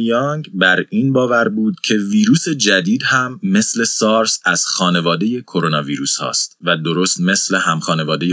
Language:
Persian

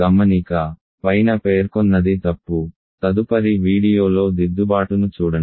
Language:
Telugu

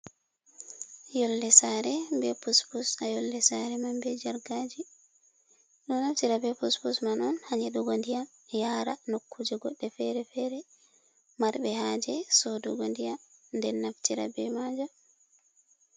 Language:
Fula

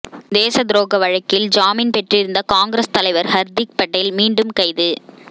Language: Tamil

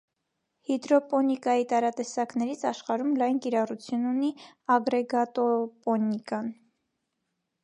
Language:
Armenian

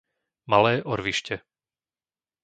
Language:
Slovak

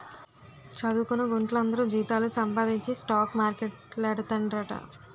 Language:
Telugu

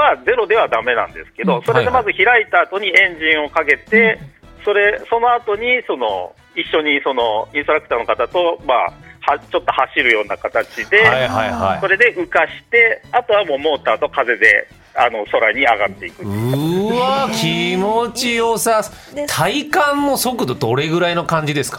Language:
Japanese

